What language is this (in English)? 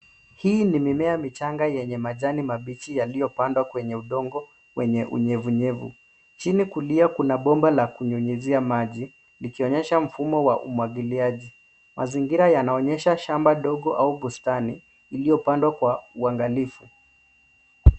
Swahili